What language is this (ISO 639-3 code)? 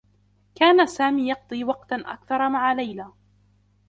ara